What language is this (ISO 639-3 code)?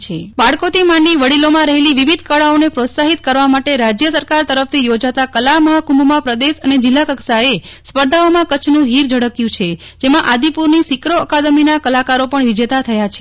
guj